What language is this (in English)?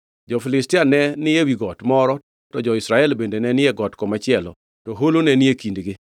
Luo (Kenya and Tanzania)